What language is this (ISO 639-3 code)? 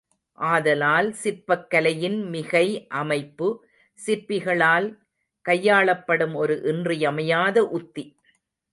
tam